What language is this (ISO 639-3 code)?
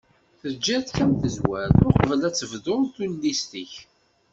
kab